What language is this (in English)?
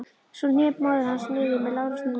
Icelandic